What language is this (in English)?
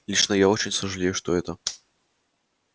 Russian